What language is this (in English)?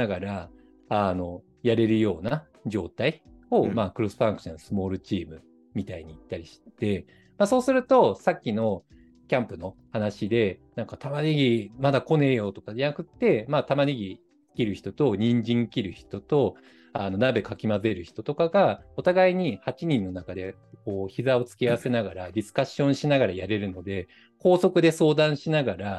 Japanese